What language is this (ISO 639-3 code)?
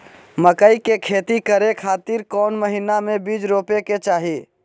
mag